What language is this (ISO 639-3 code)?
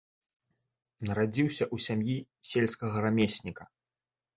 bel